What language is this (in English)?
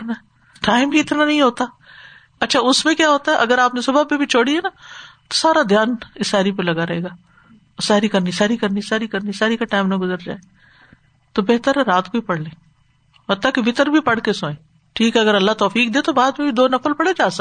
Urdu